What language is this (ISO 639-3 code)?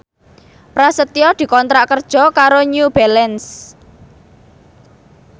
jav